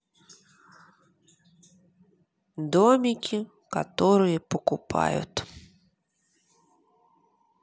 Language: Russian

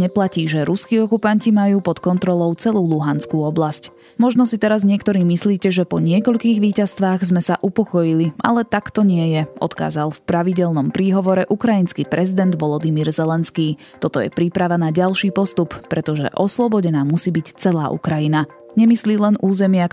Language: Slovak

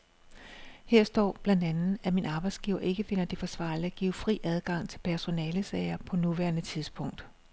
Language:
Danish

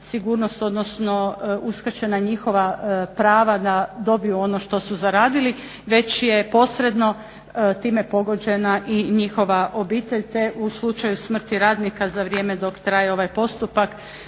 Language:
Croatian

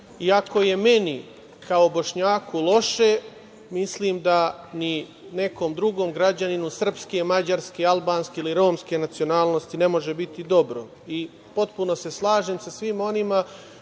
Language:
Serbian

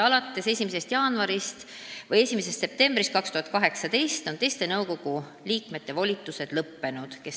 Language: Estonian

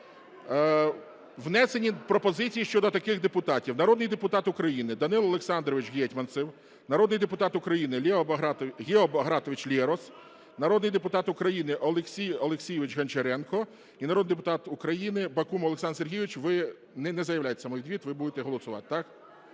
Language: Ukrainian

